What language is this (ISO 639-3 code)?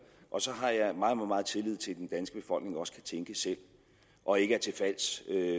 dan